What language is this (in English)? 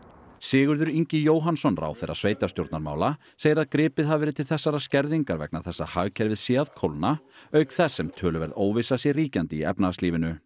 Icelandic